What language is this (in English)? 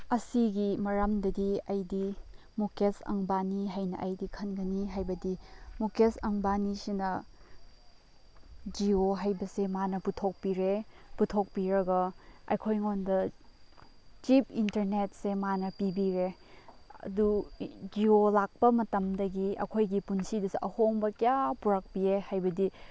Manipuri